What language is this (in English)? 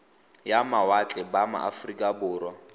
Tswana